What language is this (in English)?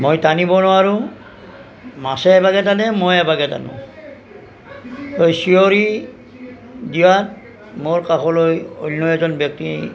Assamese